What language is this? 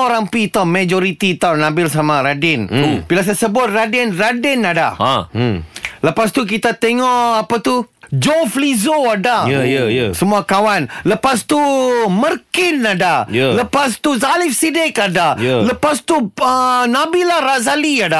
Malay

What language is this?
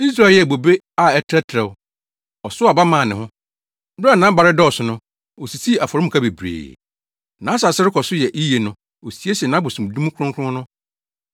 Akan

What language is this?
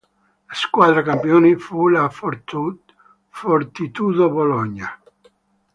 Italian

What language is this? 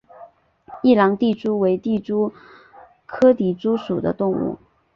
Chinese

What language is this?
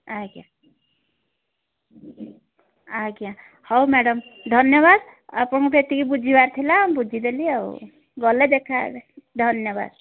Odia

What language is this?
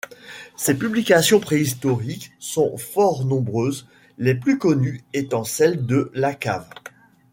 French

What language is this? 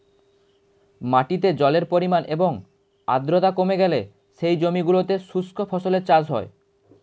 Bangla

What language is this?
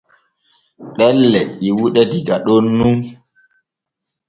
Borgu Fulfulde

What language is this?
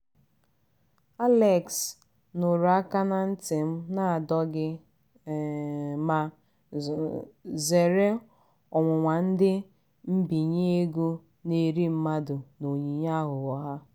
Igbo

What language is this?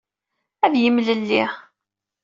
Kabyle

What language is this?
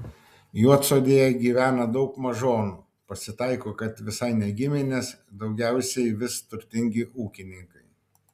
Lithuanian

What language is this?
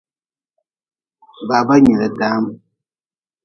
Nawdm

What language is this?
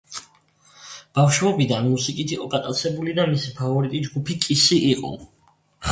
Georgian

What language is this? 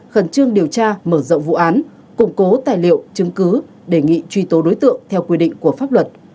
Vietnamese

